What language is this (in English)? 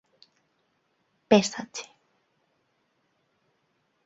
Galician